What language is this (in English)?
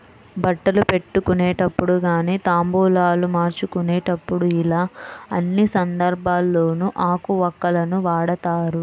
Telugu